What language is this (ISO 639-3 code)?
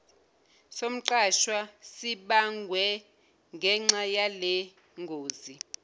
zul